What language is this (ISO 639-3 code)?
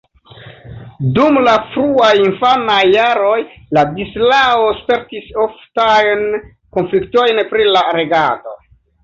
epo